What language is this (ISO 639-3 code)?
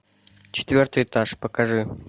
rus